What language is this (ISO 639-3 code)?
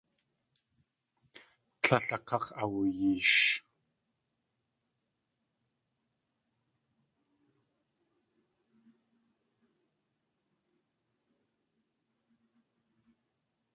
tli